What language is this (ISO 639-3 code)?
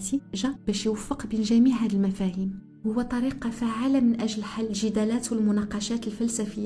ara